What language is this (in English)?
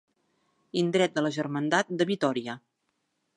Catalan